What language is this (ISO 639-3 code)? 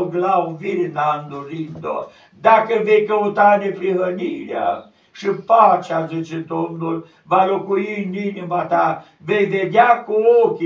ron